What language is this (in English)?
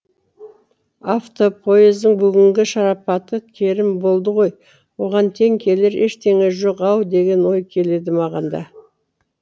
Kazakh